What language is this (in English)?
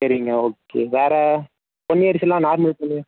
Tamil